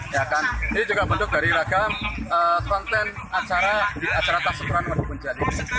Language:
Indonesian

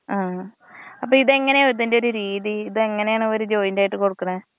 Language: Malayalam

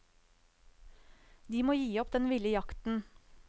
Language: Norwegian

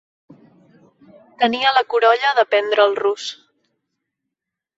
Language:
Catalan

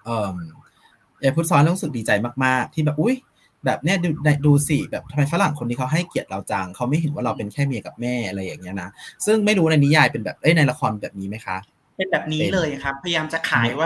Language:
Thai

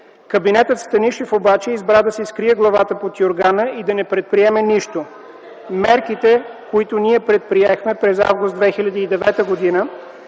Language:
Bulgarian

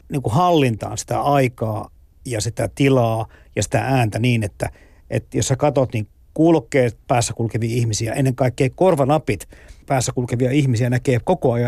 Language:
Finnish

